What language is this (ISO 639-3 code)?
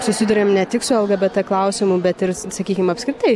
lit